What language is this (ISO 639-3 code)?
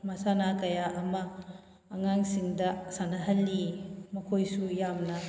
mni